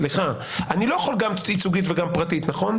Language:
Hebrew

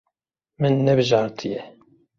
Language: Kurdish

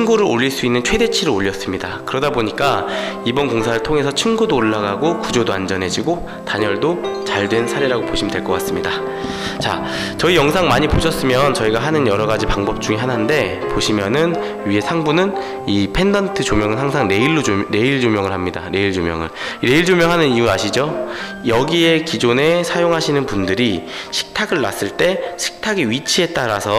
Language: Korean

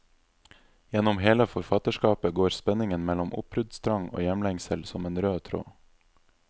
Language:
Norwegian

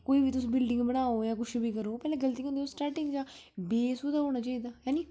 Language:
Dogri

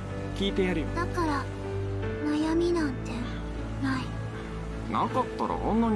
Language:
Japanese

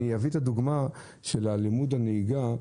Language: Hebrew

